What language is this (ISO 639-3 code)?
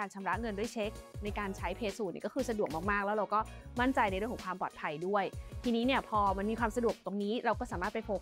tha